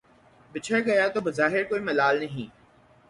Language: Urdu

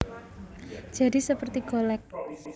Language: Javanese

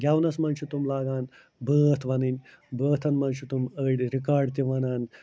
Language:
Kashmiri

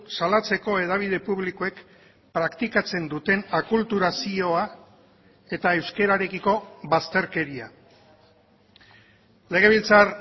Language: Basque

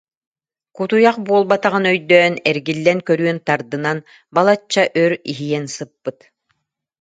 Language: Yakut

